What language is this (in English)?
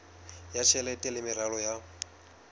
Southern Sotho